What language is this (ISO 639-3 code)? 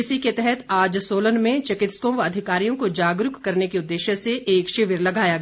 hin